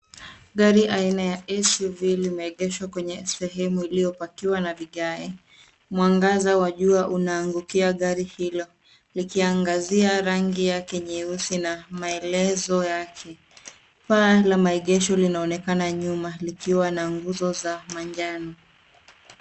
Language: Swahili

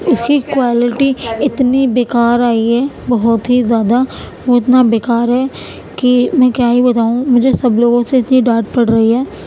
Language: Urdu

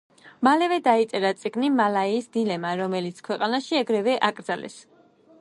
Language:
Georgian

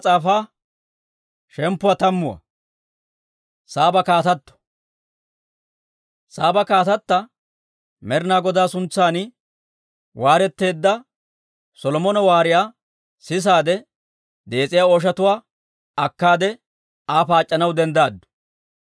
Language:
Dawro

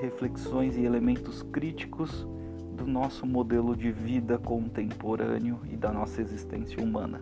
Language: Portuguese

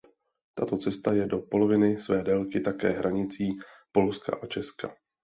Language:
Czech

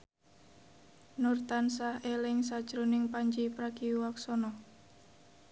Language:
Javanese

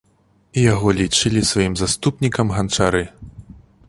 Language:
Belarusian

